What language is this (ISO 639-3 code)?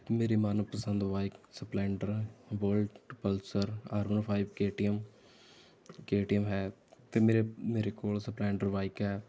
pan